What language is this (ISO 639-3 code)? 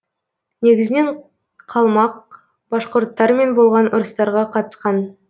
kaz